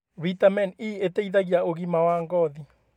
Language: Kikuyu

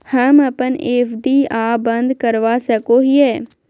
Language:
Magahi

